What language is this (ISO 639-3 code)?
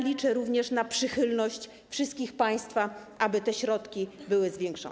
pol